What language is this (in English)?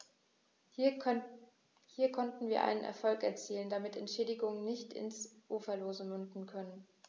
German